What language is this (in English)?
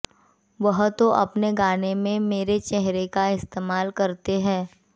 Hindi